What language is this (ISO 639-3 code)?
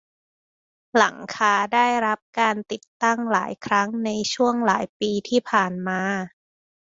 tha